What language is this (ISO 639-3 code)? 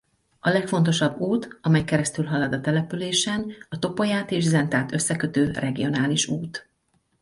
hun